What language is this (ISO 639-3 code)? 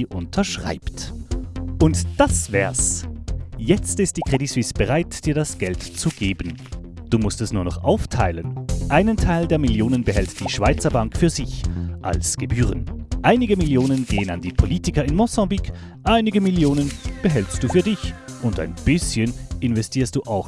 deu